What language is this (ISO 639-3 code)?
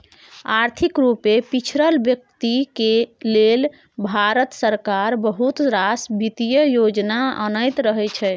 mai